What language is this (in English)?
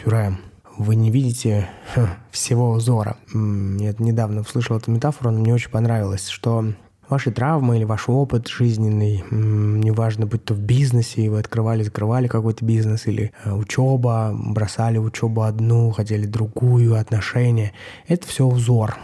Russian